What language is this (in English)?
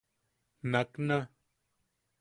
Yaqui